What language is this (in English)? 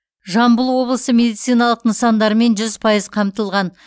Kazakh